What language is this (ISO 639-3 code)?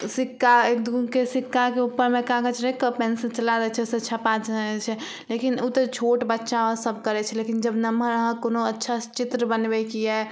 mai